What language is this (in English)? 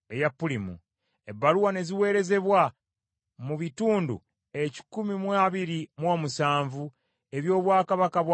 Ganda